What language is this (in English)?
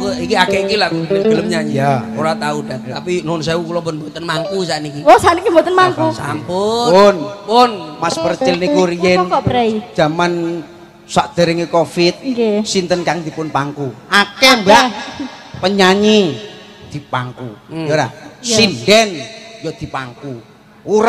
Indonesian